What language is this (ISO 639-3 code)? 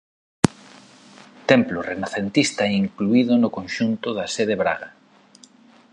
glg